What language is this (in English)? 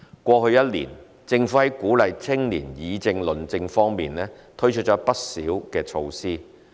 Cantonese